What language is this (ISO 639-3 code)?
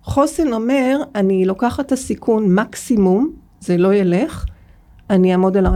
heb